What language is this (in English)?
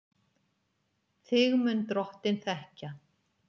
Icelandic